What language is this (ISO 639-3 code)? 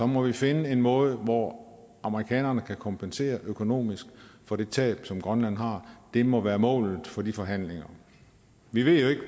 dan